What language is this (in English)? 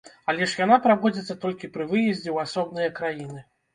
Belarusian